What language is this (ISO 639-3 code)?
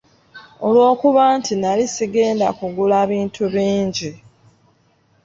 lug